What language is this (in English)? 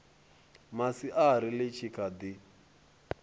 Venda